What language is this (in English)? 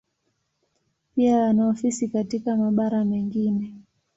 Swahili